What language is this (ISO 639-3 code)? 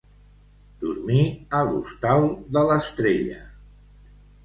cat